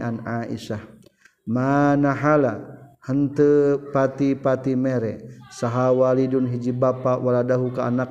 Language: Malay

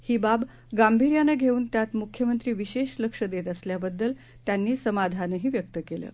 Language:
Marathi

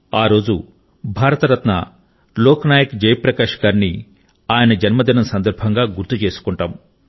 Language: Telugu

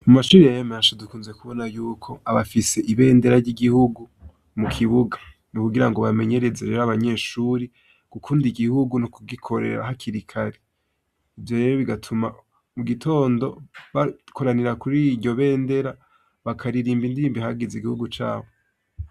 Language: Rundi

